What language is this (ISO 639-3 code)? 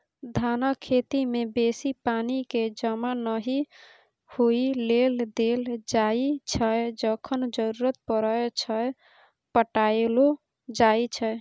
mai